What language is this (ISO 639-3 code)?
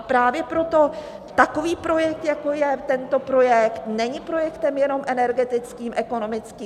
ces